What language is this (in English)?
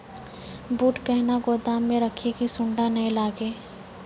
Maithili